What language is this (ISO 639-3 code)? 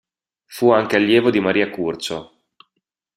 ita